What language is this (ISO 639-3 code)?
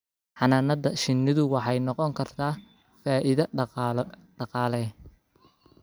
som